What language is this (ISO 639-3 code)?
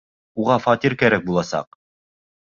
bak